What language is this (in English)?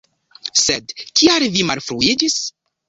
Esperanto